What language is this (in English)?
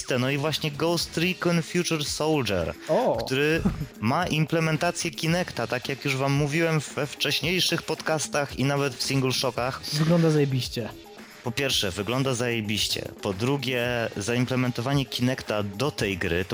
Polish